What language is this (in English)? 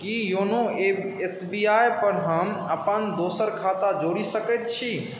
Maithili